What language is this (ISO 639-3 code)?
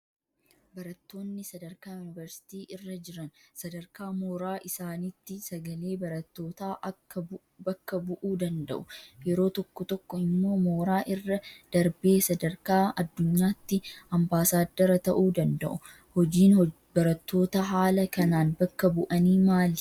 orm